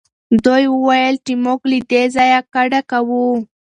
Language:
Pashto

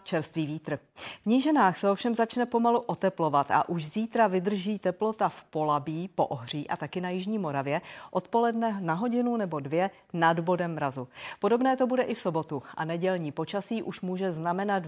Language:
Czech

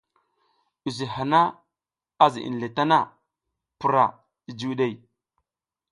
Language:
South Giziga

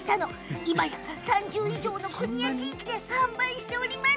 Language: Japanese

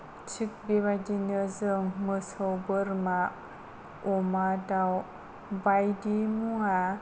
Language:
Bodo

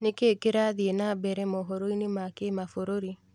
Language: Kikuyu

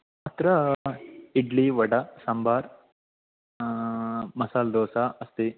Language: Sanskrit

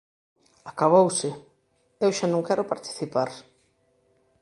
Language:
Galician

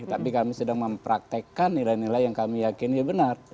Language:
Indonesian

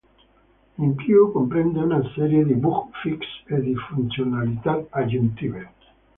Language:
Italian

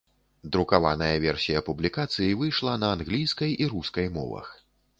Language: Belarusian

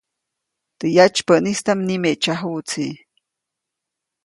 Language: Copainalá Zoque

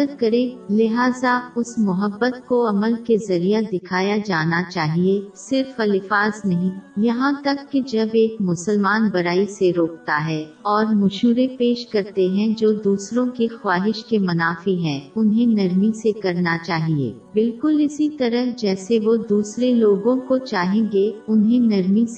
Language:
Urdu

